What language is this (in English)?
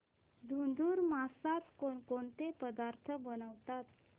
Marathi